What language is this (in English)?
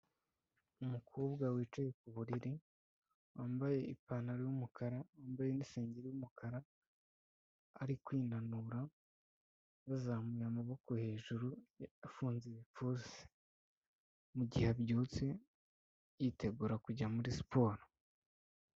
Kinyarwanda